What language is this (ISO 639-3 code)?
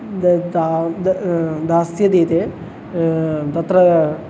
san